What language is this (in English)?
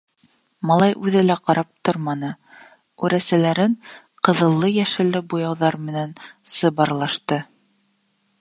Bashkir